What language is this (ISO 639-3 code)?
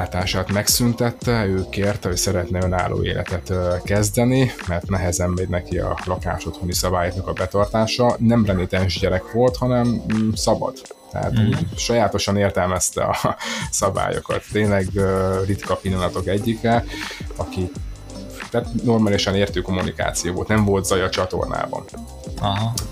hun